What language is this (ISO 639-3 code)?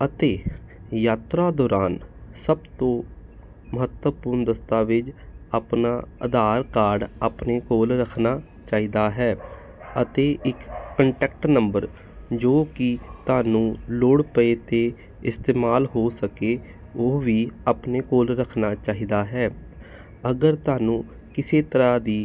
pan